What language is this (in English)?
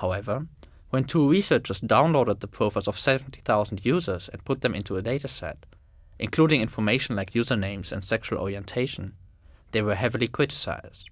English